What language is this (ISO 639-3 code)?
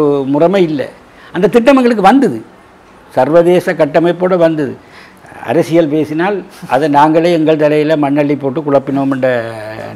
tha